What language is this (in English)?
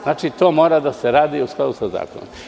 Serbian